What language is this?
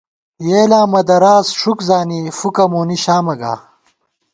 Gawar-Bati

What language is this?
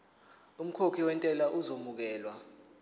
Zulu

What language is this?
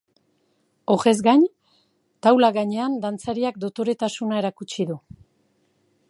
Basque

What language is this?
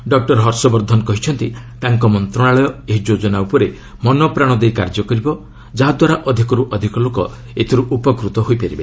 Odia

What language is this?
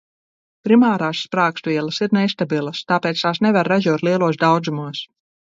Latvian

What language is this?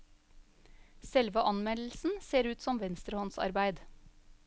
Norwegian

